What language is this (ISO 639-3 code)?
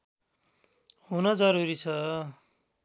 nep